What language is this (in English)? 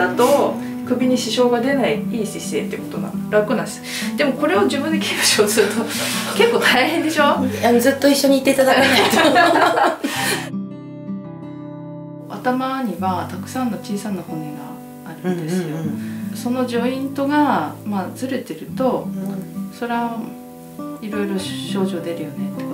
Japanese